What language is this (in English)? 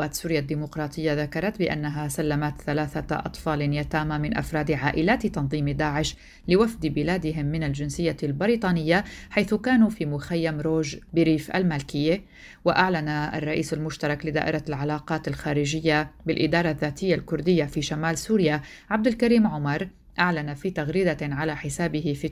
Arabic